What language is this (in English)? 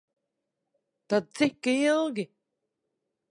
Latvian